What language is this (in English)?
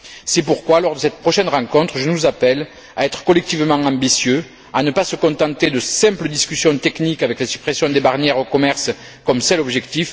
French